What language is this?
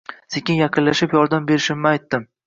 Uzbek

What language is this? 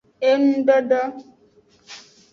Aja (Benin)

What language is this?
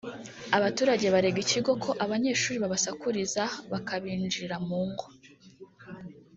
Kinyarwanda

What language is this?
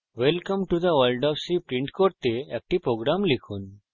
Bangla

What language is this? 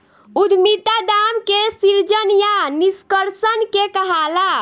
Bhojpuri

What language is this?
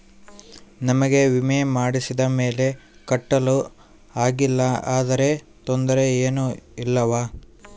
Kannada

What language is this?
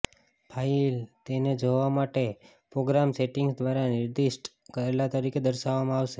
Gujarati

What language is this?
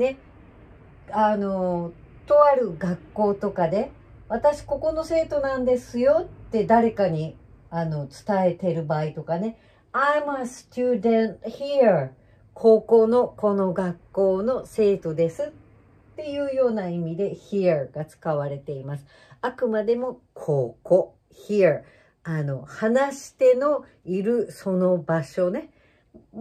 Japanese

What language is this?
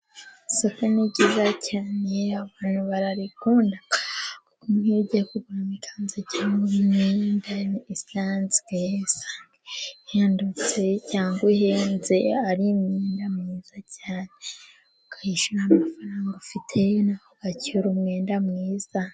Kinyarwanda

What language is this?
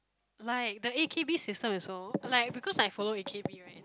English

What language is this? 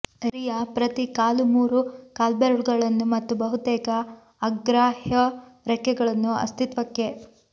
Kannada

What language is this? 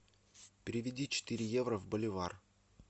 Russian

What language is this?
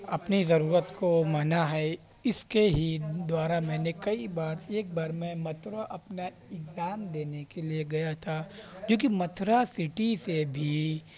Urdu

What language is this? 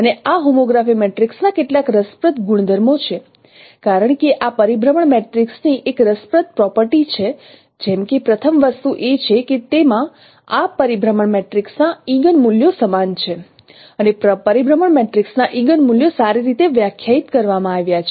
Gujarati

